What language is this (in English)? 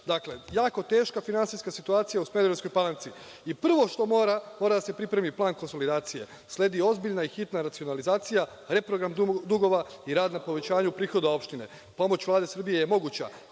Serbian